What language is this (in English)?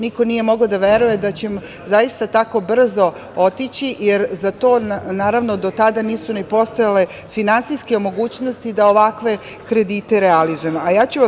Serbian